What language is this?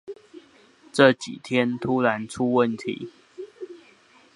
Chinese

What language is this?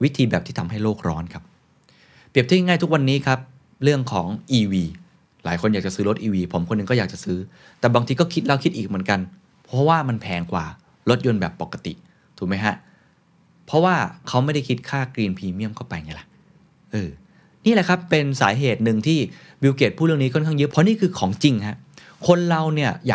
Thai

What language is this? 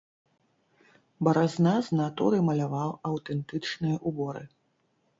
Belarusian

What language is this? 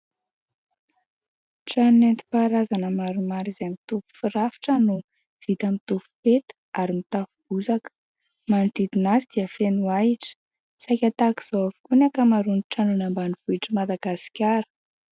Malagasy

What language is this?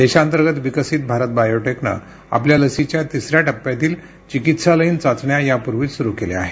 Marathi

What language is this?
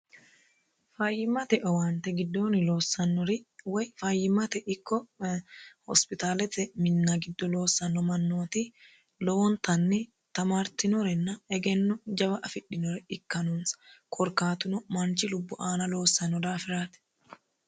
Sidamo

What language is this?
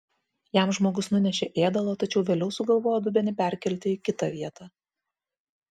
Lithuanian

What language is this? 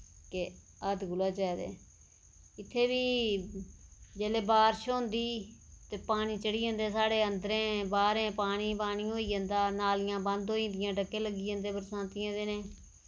Dogri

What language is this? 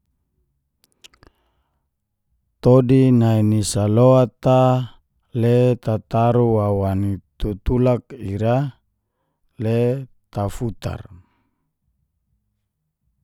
Geser-Gorom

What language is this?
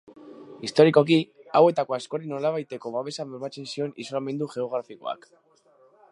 Basque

